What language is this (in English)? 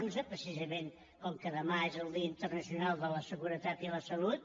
Catalan